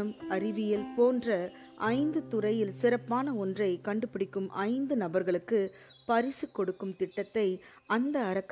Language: Arabic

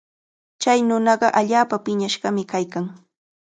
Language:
Cajatambo North Lima Quechua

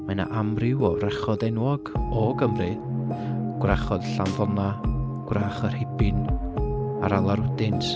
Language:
Welsh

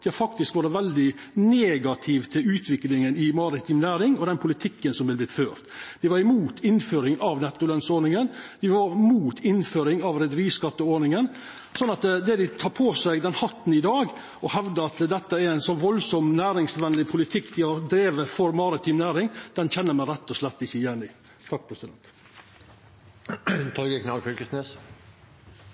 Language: Norwegian Nynorsk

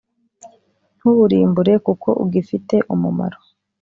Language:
Kinyarwanda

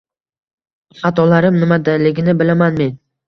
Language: Uzbek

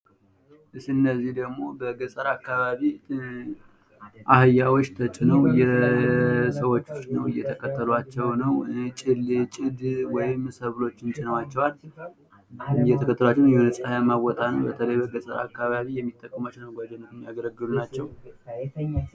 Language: Amharic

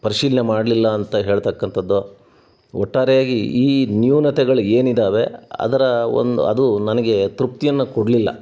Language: Kannada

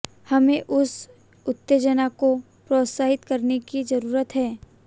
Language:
Hindi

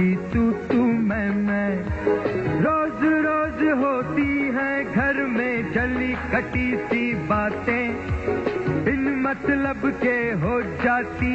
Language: Hindi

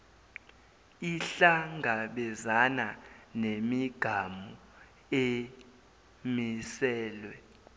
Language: Zulu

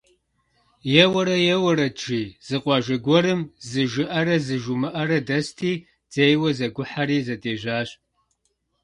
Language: Kabardian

